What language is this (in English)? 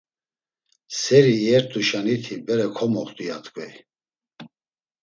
Laz